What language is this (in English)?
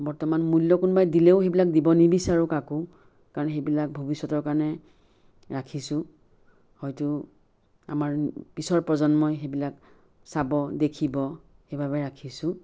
Assamese